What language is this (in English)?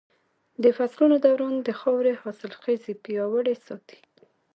Pashto